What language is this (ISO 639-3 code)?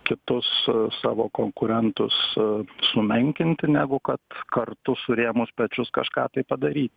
lit